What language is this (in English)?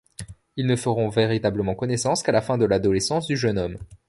French